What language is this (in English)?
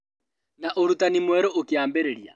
Kikuyu